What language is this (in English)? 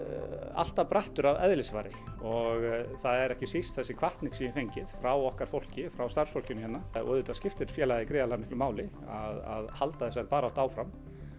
Icelandic